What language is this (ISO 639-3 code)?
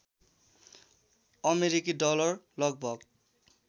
nep